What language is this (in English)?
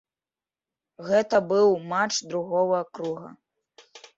Belarusian